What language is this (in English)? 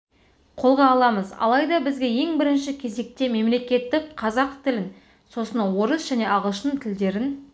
Kazakh